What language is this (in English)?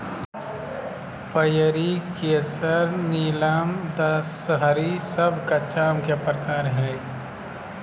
Magahi